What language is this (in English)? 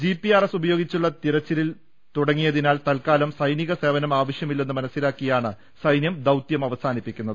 Malayalam